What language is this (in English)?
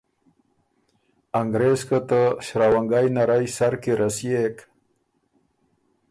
Ormuri